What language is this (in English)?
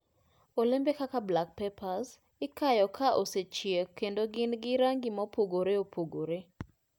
Luo (Kenya and Tanzania)